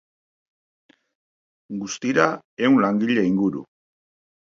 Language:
Basque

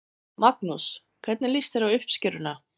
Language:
Icelandic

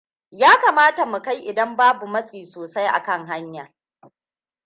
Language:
Hausa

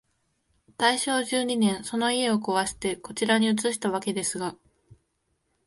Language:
Japanese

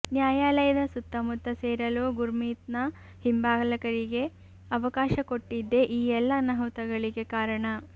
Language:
Kannada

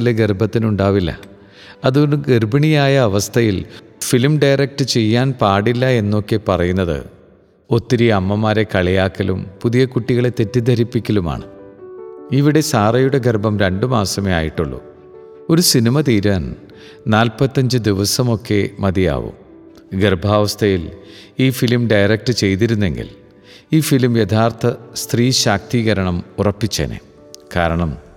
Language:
Malayalam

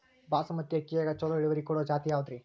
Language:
Kannada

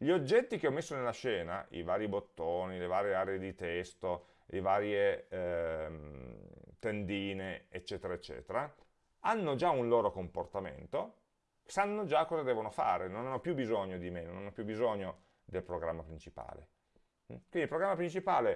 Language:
Italian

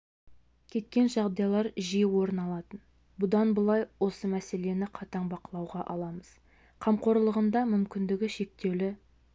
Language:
Kazakh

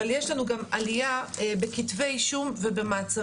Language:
Hebrew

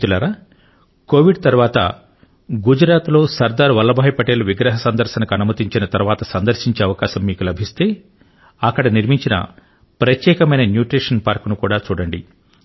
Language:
Telugu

